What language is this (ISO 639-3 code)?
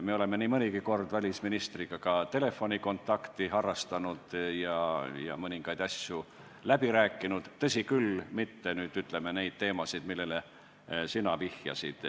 est